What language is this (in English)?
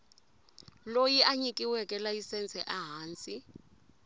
Tsonga